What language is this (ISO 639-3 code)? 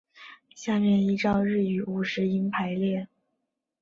zho